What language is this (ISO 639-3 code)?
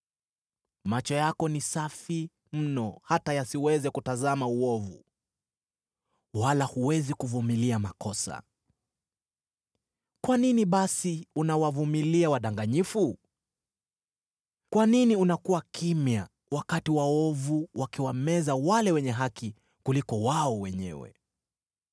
swa